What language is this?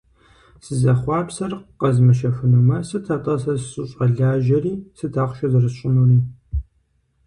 Kabardian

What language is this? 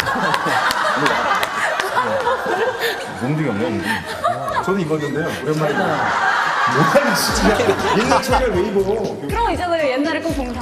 Korean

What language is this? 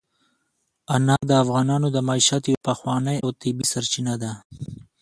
Pashto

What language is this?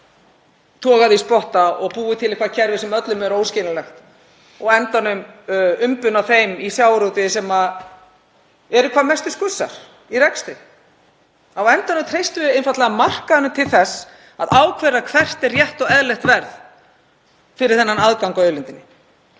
Icelandic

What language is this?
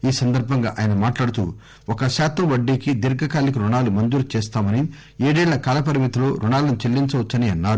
Telugu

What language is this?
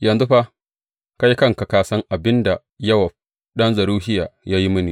Hausa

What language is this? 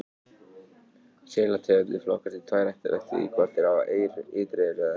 Icelandic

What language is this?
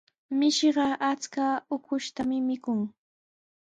Sihuas Ancash Quechua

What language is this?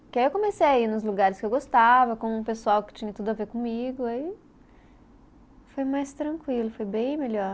Portuguese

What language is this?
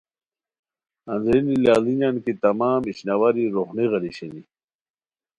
Khowar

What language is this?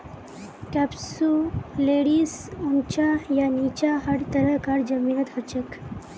Magahi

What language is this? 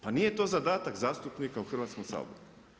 Croatian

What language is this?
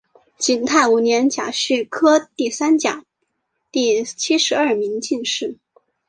Chinese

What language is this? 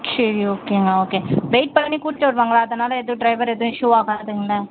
Tamil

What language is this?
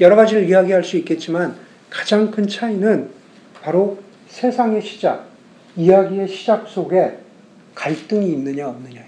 Korean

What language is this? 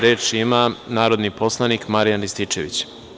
Serbian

